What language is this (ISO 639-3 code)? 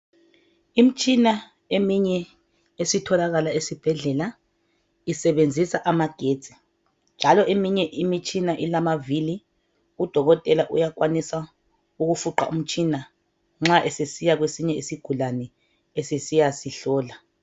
nde